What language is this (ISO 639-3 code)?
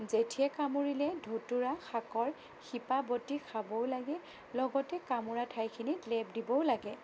asm